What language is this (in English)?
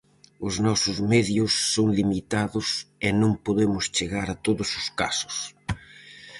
Galician